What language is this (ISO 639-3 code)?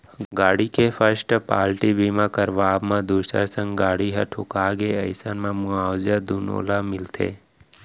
hne